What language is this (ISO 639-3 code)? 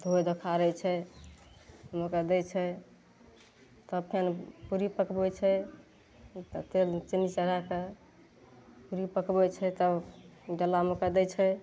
mai